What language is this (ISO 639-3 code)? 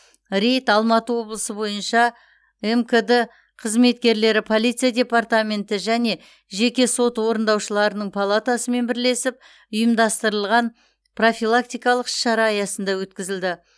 kaz